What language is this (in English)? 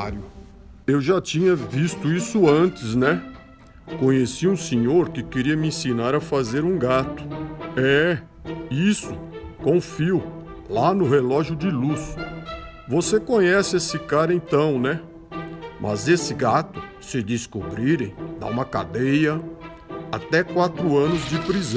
Portuguese